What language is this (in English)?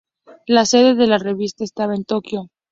Spanish